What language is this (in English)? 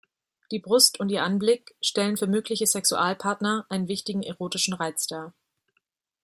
German